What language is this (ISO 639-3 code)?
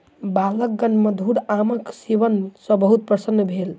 mai